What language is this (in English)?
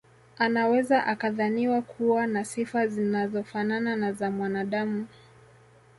Swahili